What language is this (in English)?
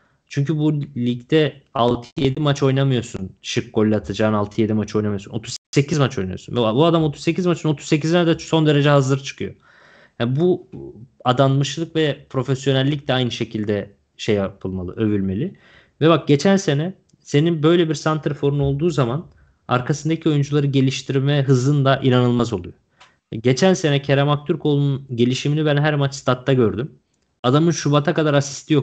Turkish